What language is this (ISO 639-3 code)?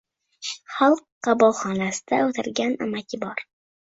uzb